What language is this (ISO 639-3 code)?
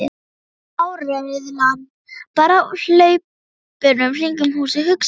isl